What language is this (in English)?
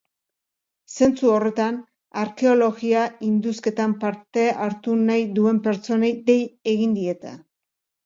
Basque